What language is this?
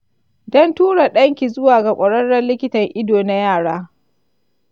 Hausa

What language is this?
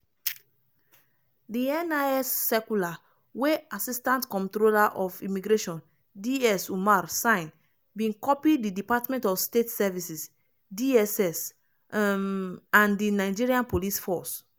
Nigerian Pidgin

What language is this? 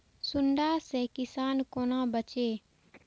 Maithili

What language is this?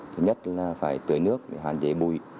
Vietnamese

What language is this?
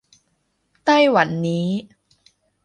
Thai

